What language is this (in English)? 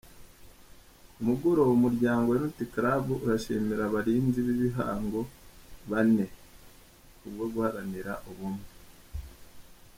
Kinyarwanda